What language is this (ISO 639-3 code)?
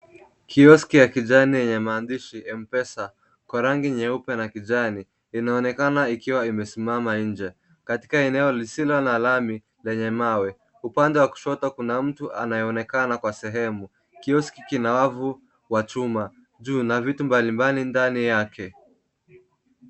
swa